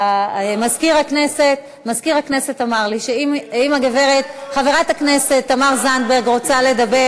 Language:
Hebrew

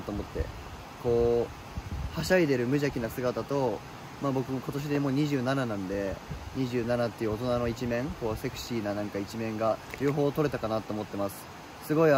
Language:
Japanese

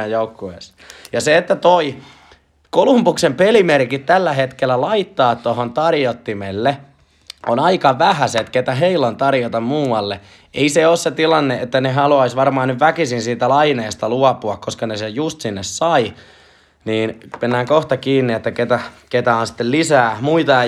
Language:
Finnish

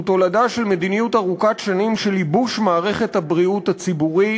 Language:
Hebrew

